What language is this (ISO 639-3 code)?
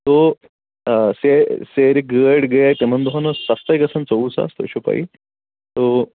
kas